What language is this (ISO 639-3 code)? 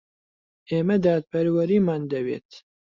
ckb